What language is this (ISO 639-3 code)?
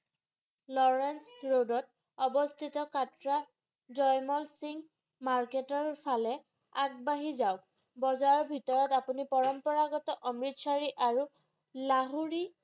asm